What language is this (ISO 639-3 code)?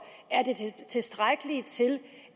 dan